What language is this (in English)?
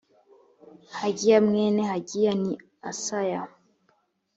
Kinyarwanda